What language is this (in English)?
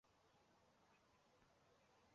Chinese